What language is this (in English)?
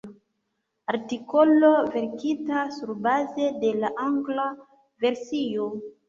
Esperanto